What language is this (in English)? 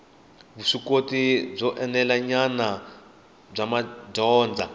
Tsonga